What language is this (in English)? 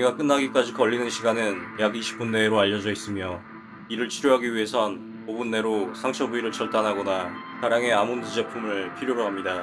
Korean